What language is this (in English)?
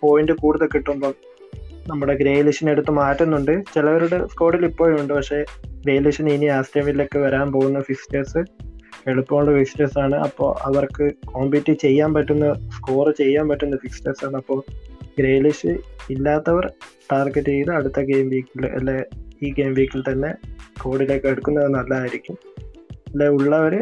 Malayalam